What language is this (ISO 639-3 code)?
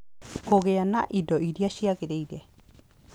kik